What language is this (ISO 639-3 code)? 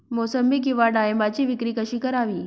mar